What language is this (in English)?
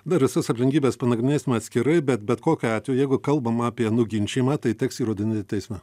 Lithuanian